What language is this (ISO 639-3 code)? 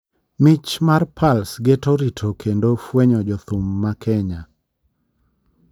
luo